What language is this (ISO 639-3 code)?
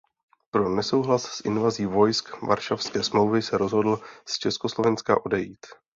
ces